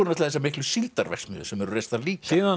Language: Icelandic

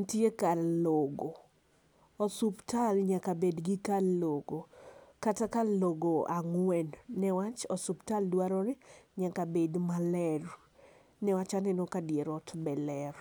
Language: Luo (Kenya and Tanzania)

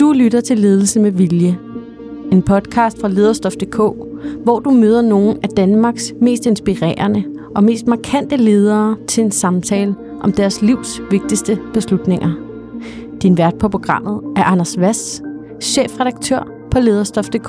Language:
Danish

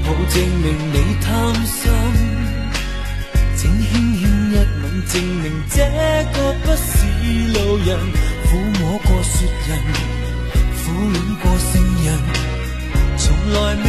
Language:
Chinese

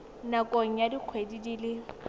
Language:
Tswana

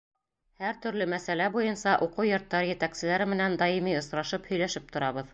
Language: Bashkir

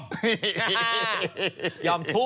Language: Thai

